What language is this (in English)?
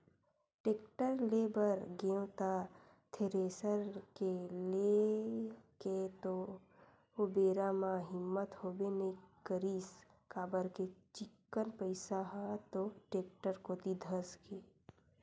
Chhattisgarhi